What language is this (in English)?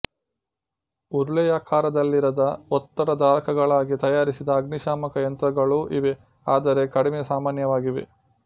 Kannada